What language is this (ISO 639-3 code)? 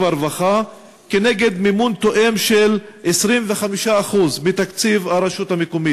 heb